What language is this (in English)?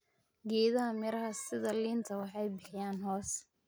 Somali